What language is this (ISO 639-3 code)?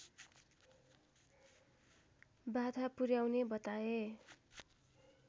nep